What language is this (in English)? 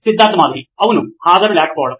Telugu